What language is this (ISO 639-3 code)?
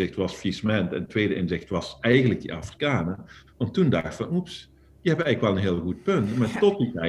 nld